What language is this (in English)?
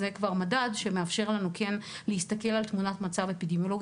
Hebrew